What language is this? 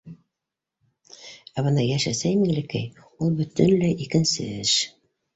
Bashkir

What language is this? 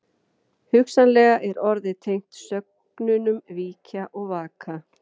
Icelandic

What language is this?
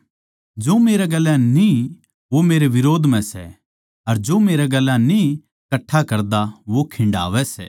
Haryanvi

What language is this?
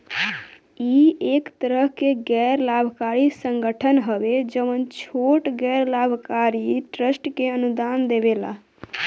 Bhojpuri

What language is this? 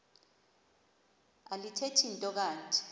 Xhosa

